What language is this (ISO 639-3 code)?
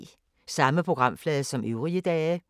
dan